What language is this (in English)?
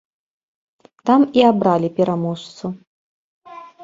Belarusian